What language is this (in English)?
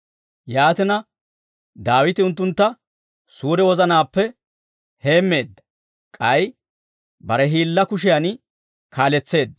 Dawro